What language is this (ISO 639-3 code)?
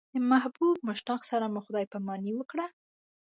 pus